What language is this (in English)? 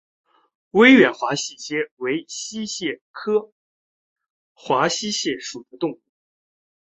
Chinese